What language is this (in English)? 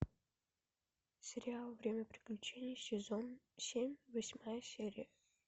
Russian